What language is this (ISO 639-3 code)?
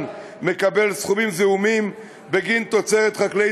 heb